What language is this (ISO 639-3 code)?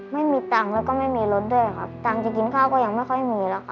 tha